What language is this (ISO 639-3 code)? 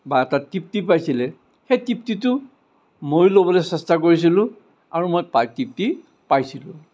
asm